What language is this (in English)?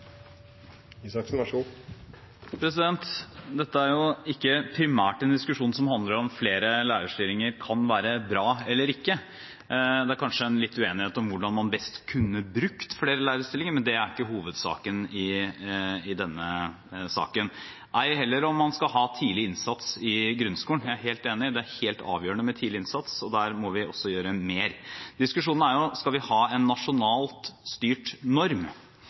Norwegian Bokmål